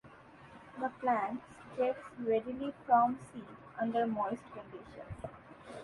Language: English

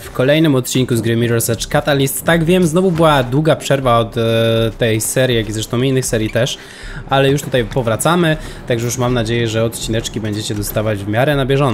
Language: Polish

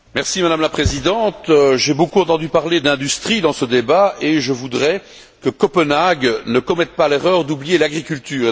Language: French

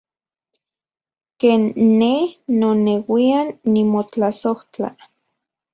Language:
Central Puebla Nahuatl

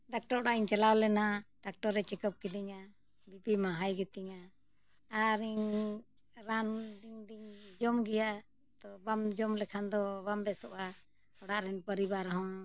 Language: Santali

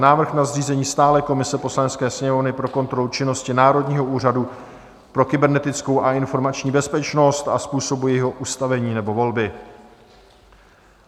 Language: Czech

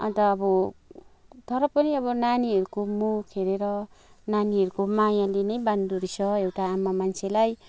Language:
Nepali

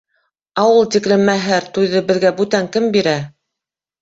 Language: Bashkir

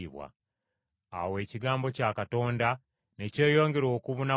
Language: Ganda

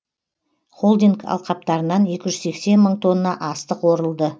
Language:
Kazakh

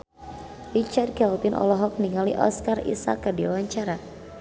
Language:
Sundanese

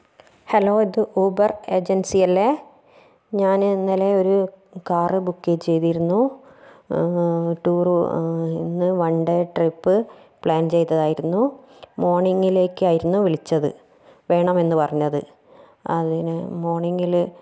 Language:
Malayalam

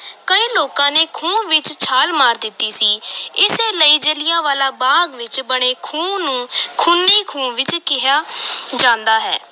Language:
Punjabi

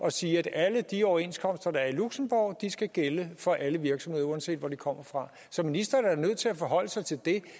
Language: Danish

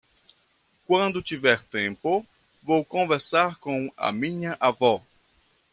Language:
Portuguese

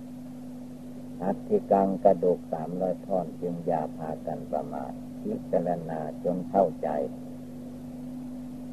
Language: Thai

